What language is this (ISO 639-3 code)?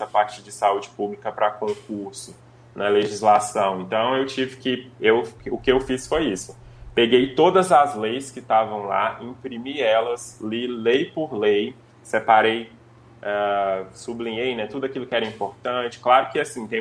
por